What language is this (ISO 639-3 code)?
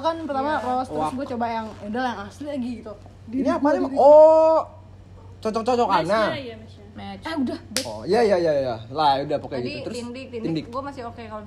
ind